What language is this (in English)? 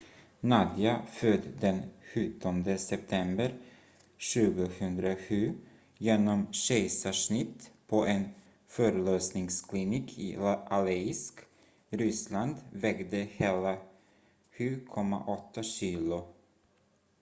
Swedish